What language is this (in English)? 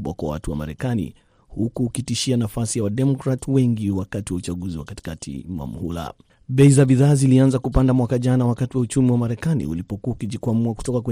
Swahili